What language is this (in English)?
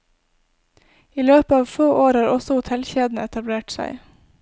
Norwegian